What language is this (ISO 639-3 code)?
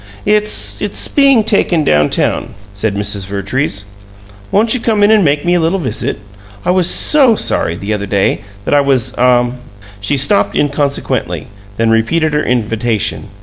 eng